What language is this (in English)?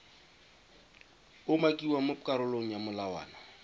Tswana